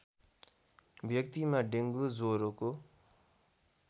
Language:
Nepali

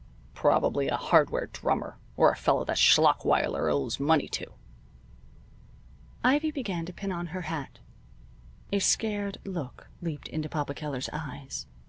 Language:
English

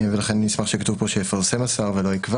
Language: Hebrew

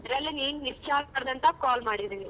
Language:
Kannada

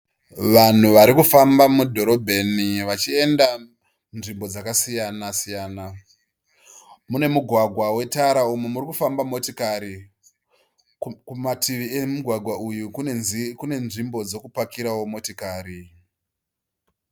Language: Shona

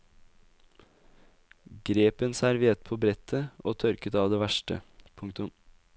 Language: Norwegian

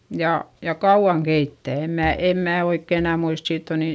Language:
Finnish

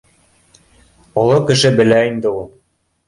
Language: Bashkir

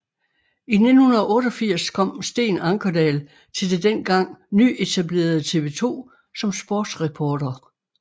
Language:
Danish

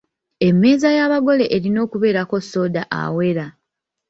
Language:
Ganda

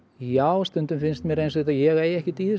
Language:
Icelandic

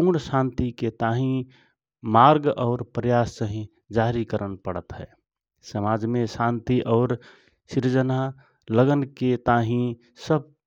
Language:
Rana Tharu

